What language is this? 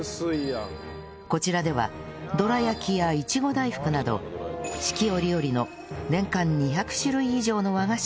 Japanese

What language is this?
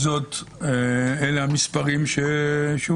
Hebrew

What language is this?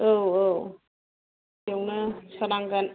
Bodo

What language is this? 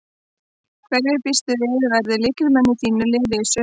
Icelandic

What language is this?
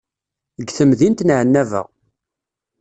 Kabyle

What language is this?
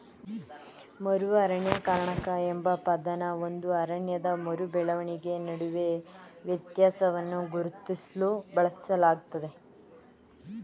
Kannada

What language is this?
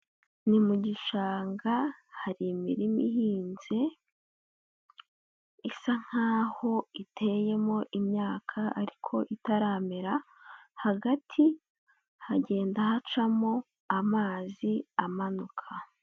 Kinyarwanda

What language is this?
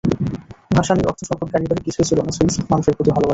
Bangla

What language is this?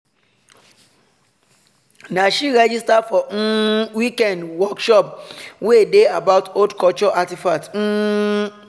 Nigerian Pidgin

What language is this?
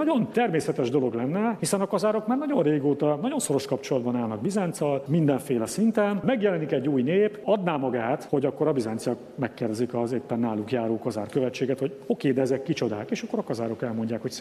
Hungarian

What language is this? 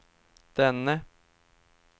Swedish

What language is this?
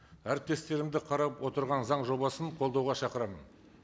Kazakh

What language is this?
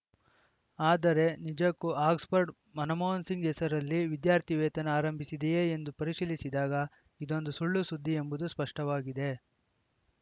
Kannada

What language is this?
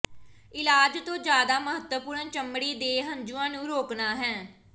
Punjabi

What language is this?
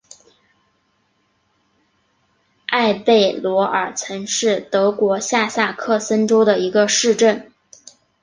Chinese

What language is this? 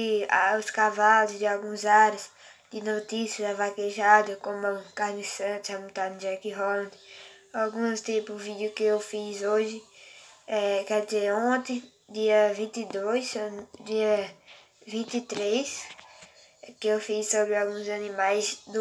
Portuguese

